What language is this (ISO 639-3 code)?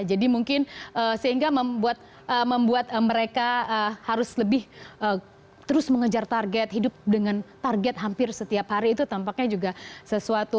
ind